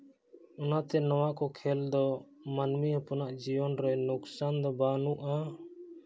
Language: Santali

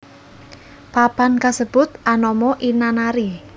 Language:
Javanese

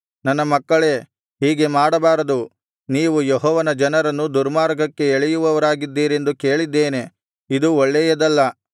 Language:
Kannada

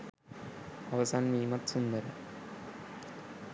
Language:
Sinhala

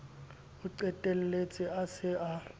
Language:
Southern Sotho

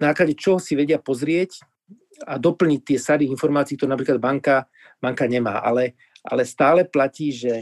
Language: Slovak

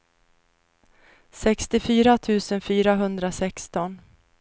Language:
Swedish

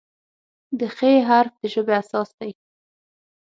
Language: Pashto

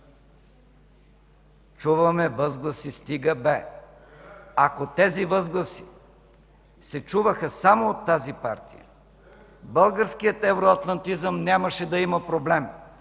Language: Bulgarian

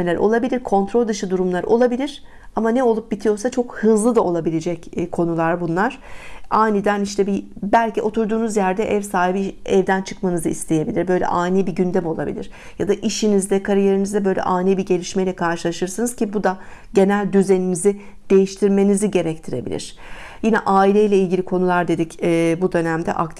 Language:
Turkish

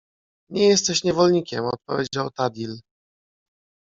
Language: Polish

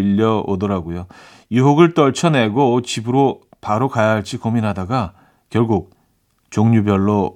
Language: Korean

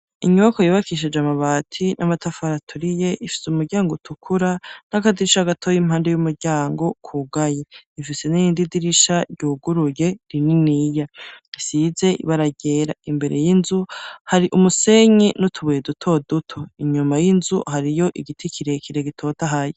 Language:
Rundi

